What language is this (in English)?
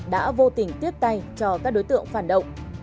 Vietnamese